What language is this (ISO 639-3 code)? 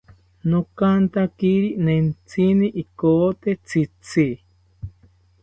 cpy